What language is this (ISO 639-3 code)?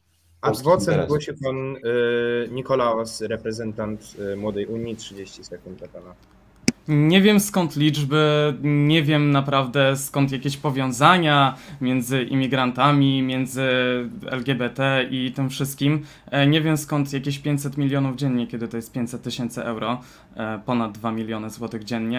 pol